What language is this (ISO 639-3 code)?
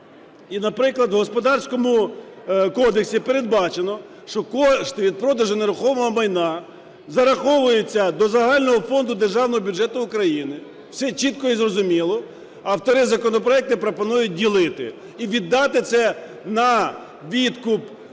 ukr